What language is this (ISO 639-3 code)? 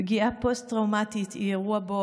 heb